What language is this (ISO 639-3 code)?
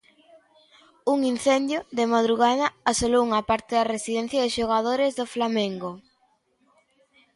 glg